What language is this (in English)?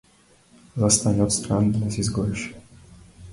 Macedonian